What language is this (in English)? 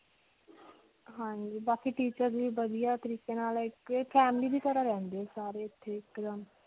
Punjabi